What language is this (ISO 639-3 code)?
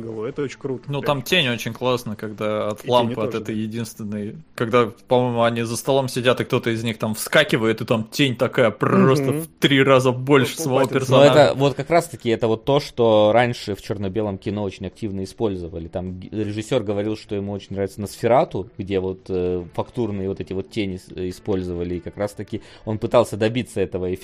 rus